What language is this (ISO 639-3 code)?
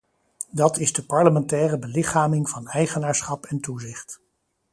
nld